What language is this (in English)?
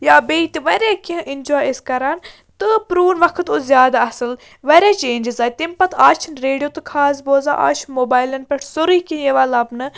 Kashmiri